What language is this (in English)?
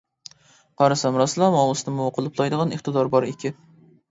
Uyghur